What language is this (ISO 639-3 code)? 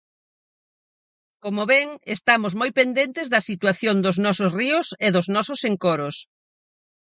glg